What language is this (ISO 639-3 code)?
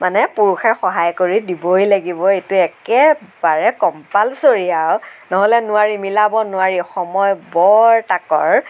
asm